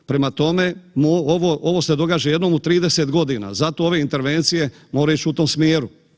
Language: Croatian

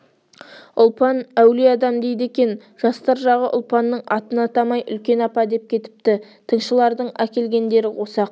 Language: Kazakh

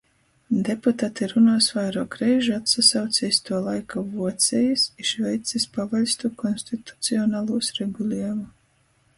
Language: Latgalian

